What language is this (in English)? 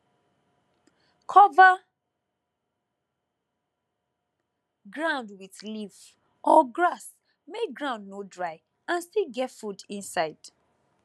Nigerian Pidgin